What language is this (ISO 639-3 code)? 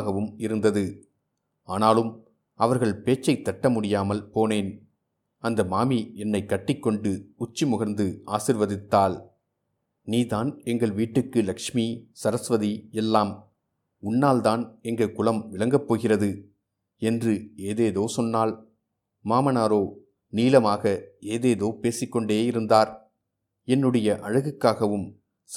tam